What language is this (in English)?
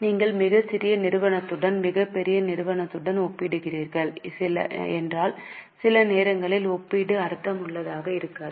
Tamil